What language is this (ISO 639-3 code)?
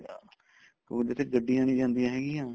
pan